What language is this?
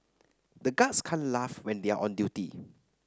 English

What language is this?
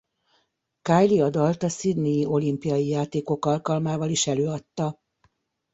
Hungarian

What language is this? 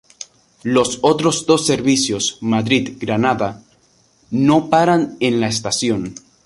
Spanish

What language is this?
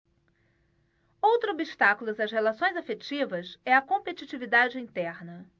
Portuguese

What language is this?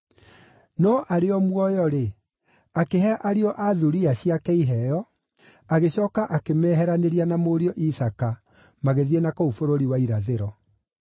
Kikuyu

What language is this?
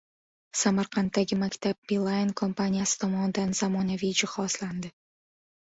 Uzbek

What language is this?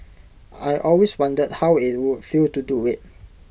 English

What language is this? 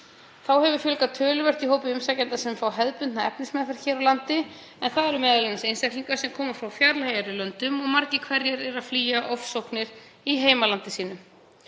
Icelandic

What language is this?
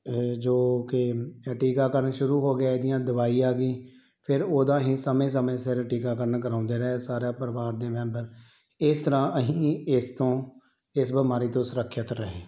Punjabi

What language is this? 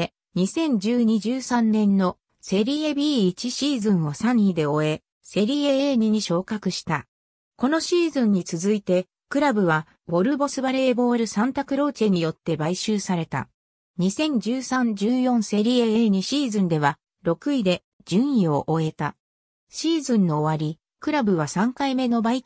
Japanese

